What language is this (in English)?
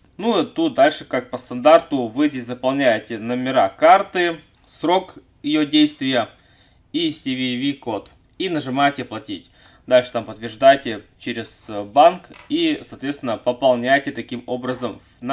Russian